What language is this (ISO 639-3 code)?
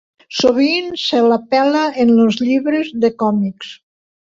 cat